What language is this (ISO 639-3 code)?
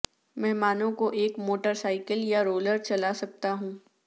urd